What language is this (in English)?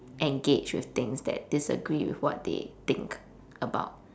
English